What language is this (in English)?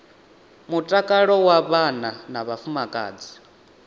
Venda